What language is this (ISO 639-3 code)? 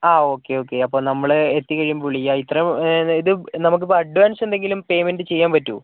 mal